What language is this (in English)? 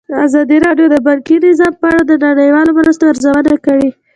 Pashto